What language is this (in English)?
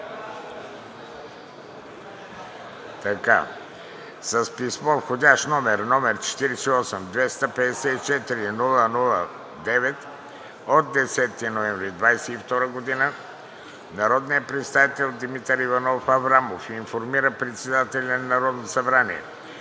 Bulgarian